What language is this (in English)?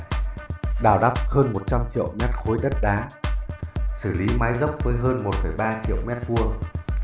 Vietnamese